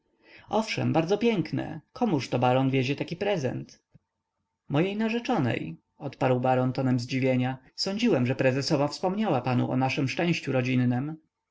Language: Polish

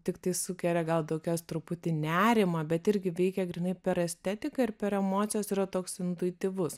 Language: Lithuanian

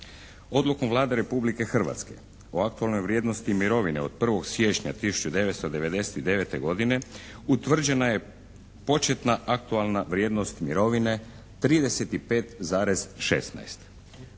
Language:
Croatian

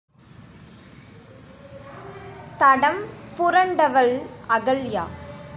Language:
Tamil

